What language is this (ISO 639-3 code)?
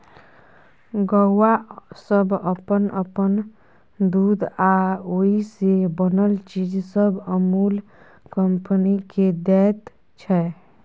mai